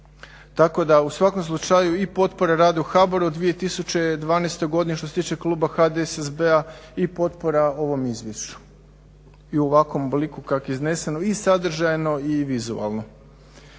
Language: Croatian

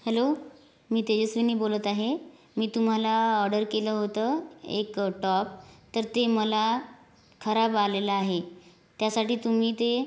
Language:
Marathi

